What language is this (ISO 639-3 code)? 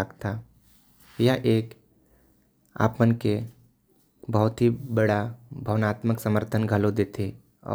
kfp